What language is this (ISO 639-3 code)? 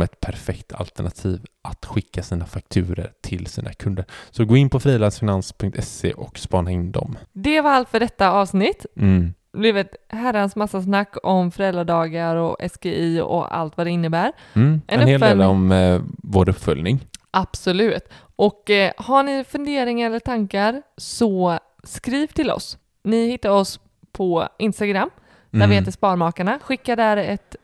swe